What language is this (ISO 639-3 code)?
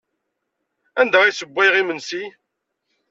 kab